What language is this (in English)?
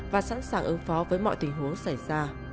Vietnamese